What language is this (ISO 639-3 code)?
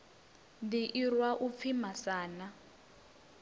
ven